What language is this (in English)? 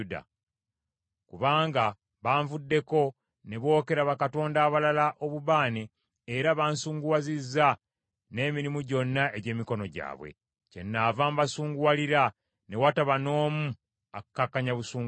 Ganda